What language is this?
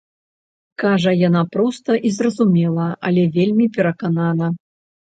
Belarusian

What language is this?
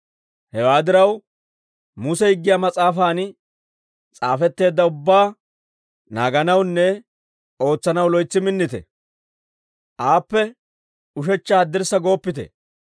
Dawro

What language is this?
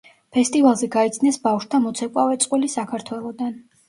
Georgian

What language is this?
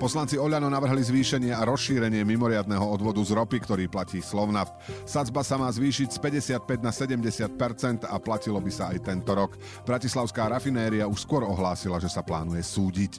Slovak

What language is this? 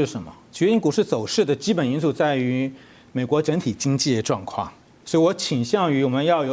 Chinese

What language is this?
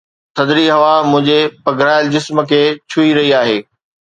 Sindhi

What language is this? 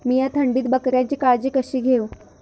Marathi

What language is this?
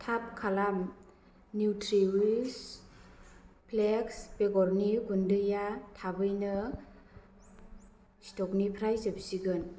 Bodo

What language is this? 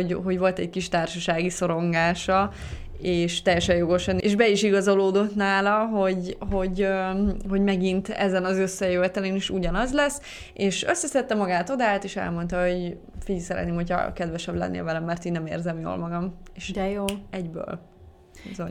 Hungarian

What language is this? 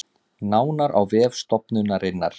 Icelandic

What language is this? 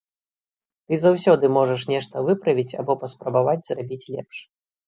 Belarusian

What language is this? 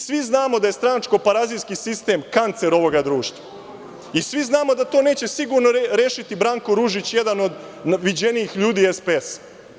Serbian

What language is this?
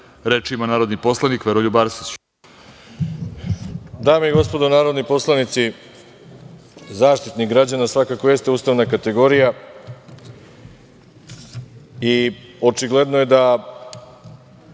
Serbian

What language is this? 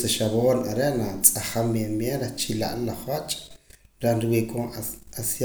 Poqomam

